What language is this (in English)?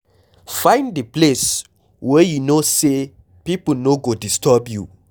Nigerian Pidgin